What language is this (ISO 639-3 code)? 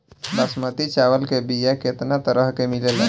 bho